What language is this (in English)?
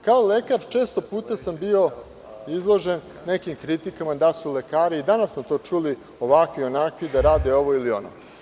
Serbian